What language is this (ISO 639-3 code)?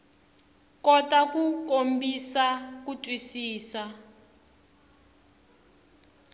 tso